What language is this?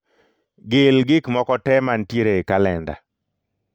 Luo (Kenya and Tanzania)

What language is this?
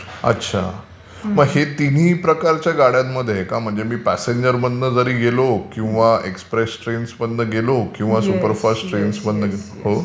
Marathi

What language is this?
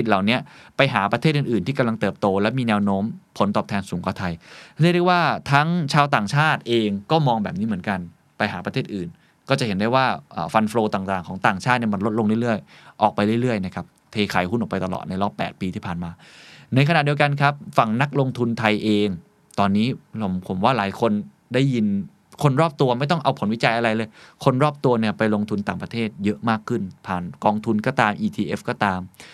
Thai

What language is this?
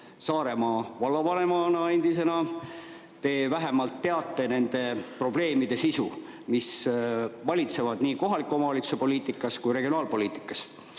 Estonian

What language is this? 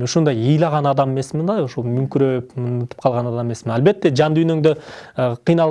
Turkish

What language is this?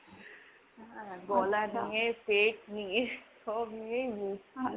Bangla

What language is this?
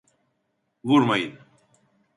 Turkish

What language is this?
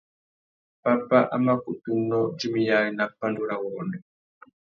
Tuki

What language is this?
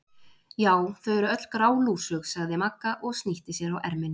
Icelandic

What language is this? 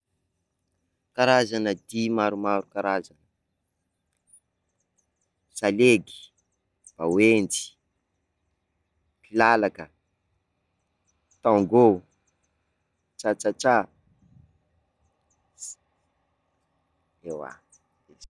Sakalava Malagasy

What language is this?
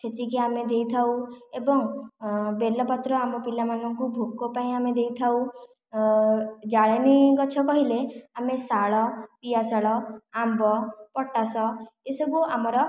Odia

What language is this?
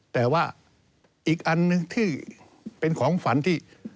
Thai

